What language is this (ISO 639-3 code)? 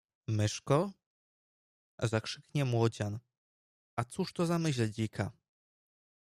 pol